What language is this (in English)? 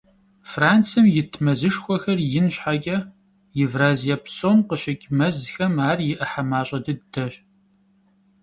Kabardian